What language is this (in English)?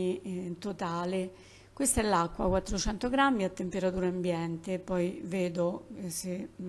Italian